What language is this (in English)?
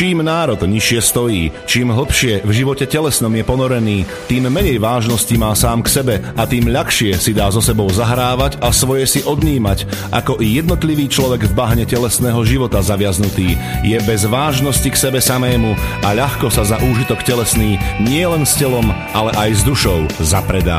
Slovak